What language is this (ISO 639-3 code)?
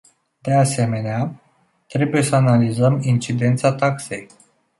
ron